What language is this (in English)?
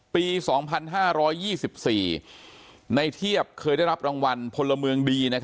Thai